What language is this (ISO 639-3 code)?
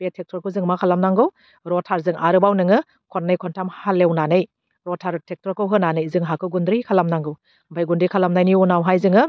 brx